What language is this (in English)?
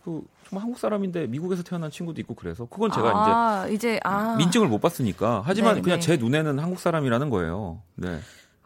Korean